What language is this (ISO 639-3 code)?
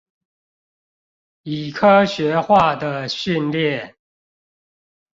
zho